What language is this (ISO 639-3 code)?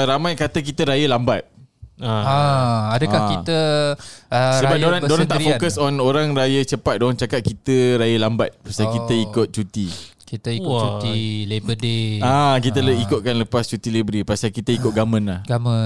msa